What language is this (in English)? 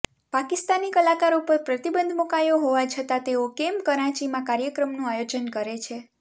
Gujarati